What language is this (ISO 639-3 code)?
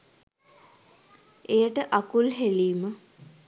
sin